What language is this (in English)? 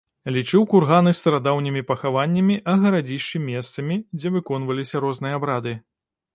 Belarusian